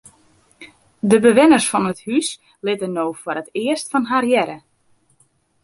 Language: Western Frisian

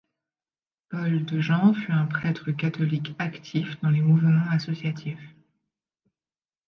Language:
French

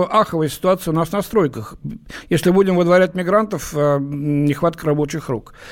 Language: Russian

